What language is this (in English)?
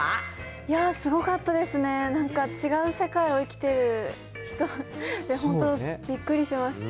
Japanese